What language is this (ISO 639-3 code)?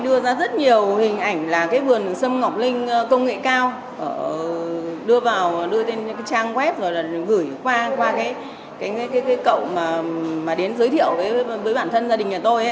vie